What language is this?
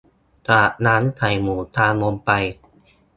Thai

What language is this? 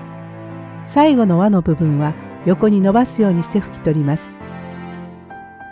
Japanese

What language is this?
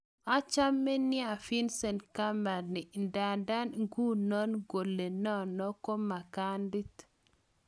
Kalenjin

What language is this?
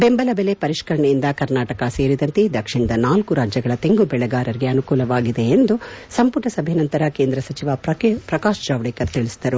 Kannada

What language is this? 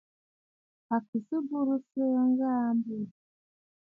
Bafut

